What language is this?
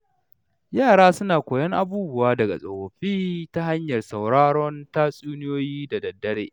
Hausa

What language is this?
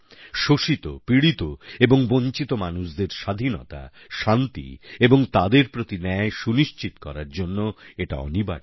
Bangla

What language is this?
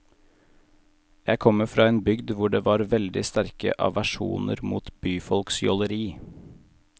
Norwegian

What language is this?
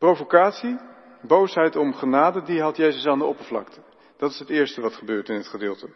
Dutch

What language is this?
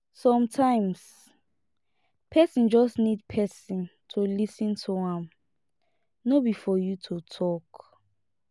Nigerian Pidgin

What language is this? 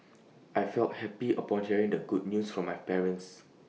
English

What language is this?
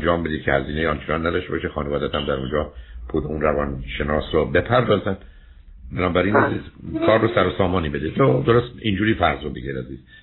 Persian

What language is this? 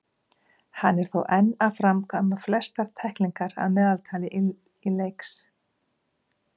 Icelandic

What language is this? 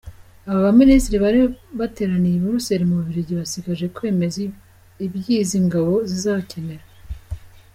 Kinyarwanda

